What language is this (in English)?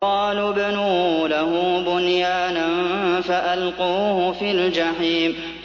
Arabic